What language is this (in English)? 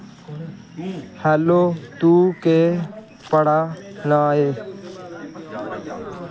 Dogri